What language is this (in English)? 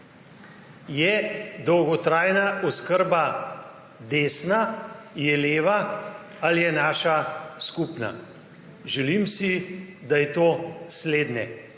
Slovenian